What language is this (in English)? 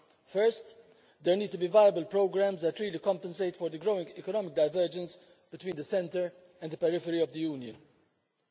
English